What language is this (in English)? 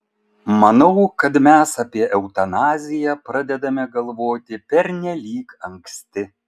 Lithuanian